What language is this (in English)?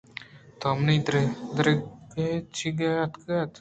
Eastern Balochi